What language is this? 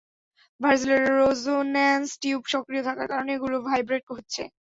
Bangla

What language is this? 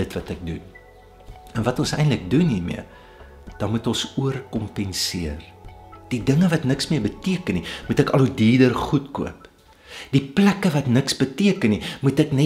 Dutch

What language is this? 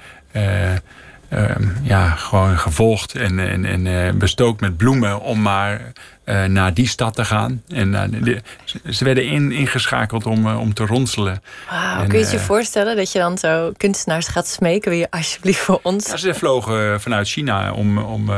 Dutch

